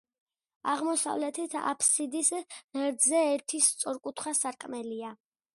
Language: Georgian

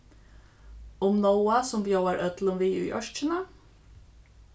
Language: Faroese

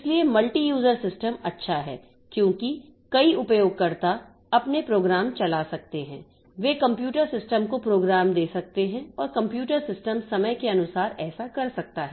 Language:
Hindi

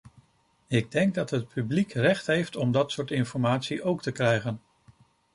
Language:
Dutch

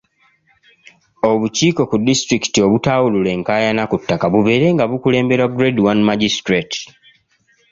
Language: Ganda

